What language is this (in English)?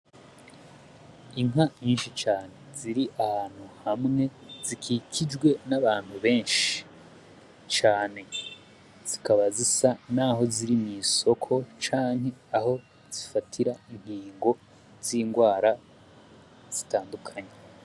Rundi